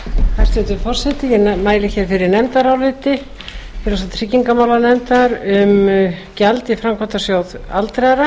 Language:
Icelandic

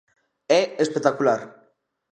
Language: Galician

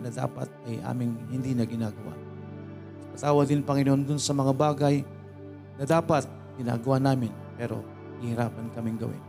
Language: Filipino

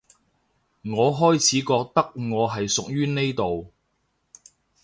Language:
Cantonese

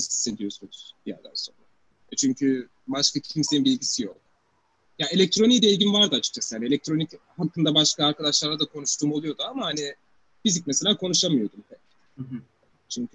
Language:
Turkish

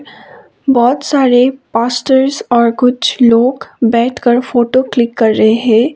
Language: Hindi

